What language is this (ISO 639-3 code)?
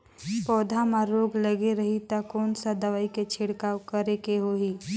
hne